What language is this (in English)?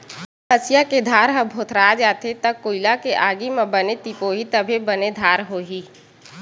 Chhattisgarhi